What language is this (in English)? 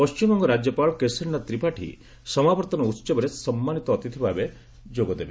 Odia